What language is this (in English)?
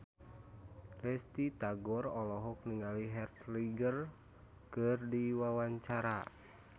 Sundanese